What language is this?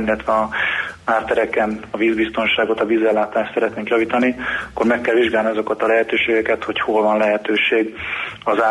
Hungarian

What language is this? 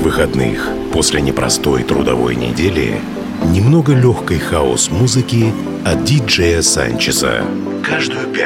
Russian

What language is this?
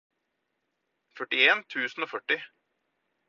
Norwegian Bokmål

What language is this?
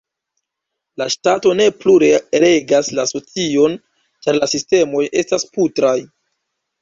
Esperanto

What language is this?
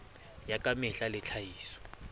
Southern Sotho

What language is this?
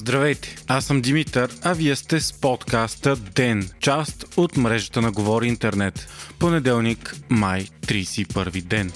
Bulgarian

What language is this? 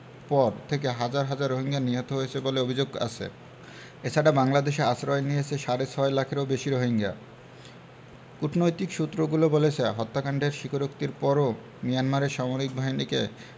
Bangla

